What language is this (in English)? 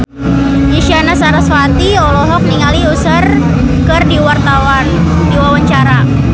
Sundanese